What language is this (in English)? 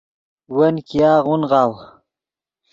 Yidgha